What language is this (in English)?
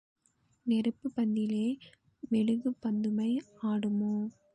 Tamil